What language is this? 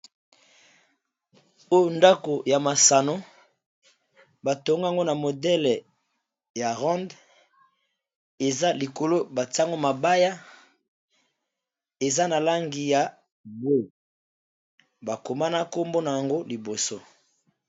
Lingala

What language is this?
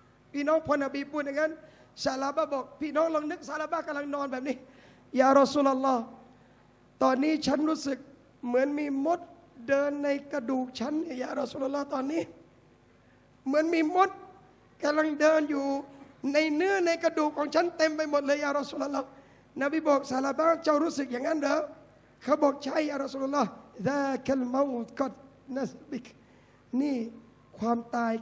Thai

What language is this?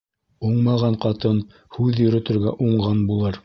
Bashkir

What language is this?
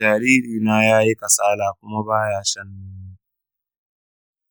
Hausa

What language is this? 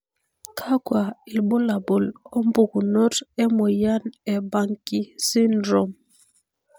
Masai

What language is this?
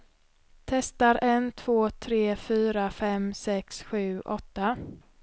Swedish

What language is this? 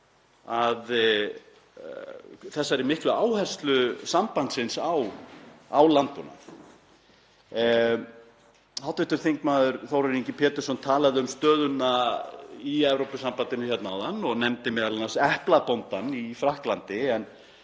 Icelandic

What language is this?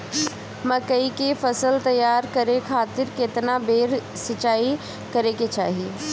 Bhojpuri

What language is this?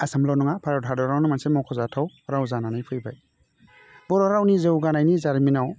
Bodo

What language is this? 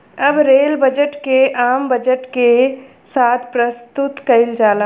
Bhojpuri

